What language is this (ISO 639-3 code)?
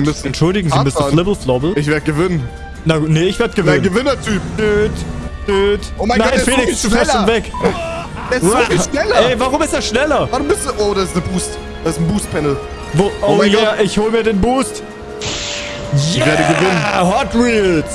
deu